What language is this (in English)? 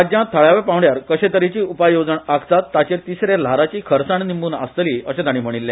Konkani